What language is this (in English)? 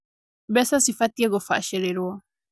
Kikuyu